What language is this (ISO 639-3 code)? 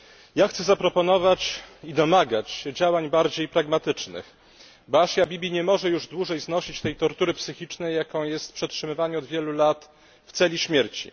pol